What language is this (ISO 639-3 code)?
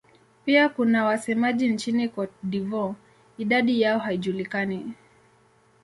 swa